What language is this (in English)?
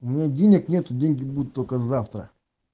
Russian